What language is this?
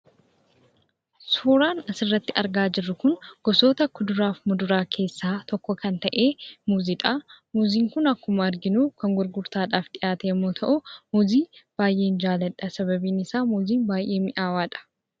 Oromo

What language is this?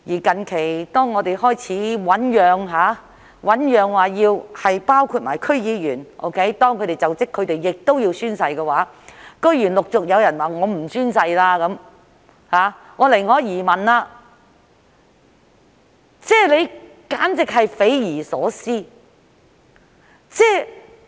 Cantonese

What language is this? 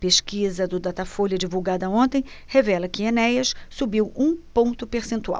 Portuguese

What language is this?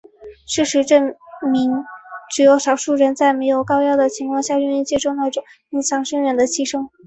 Chinese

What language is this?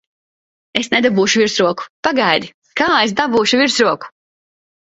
Latvian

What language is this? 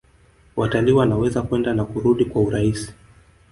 Swahili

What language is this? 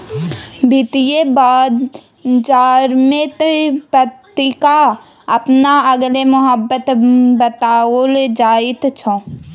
Maithili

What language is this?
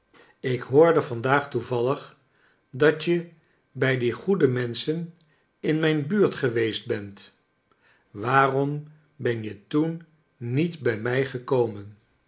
Dutch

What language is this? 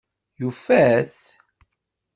Kabyle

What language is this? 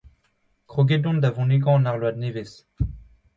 Breton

